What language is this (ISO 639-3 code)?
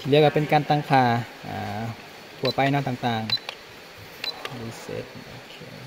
tha